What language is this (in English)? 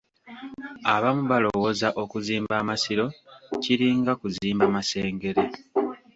Ganda